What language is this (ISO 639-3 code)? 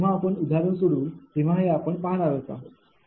mar